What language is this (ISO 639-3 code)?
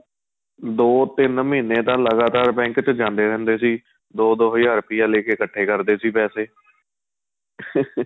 pan